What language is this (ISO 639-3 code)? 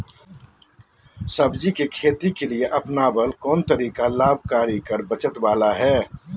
mag